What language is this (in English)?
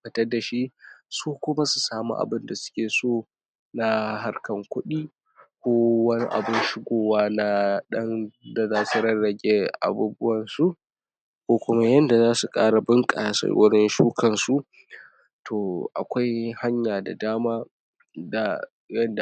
Hausa